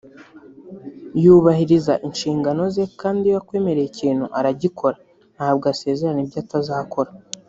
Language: Kinyarwanda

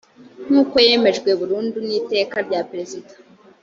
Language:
Kinyarwanda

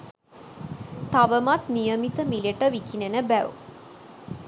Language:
Sinhala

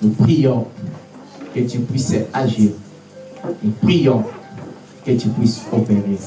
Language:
French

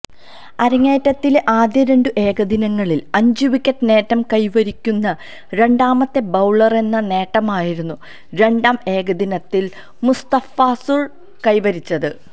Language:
Malayalam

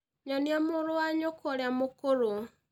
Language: Kikuyu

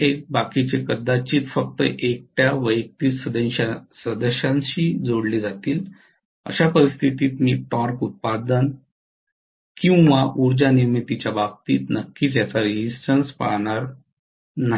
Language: Marathi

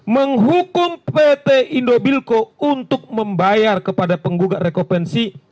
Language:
Indonesian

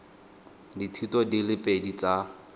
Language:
Tswana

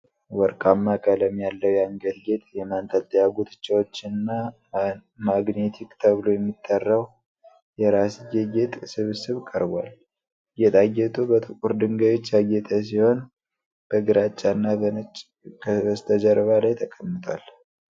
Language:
Amharic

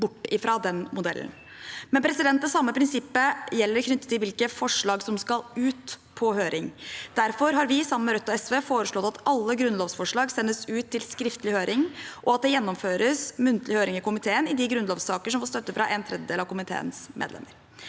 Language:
Norwegian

